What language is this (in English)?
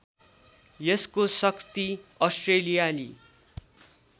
Nepali